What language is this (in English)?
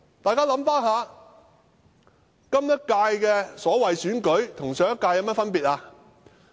Cantonese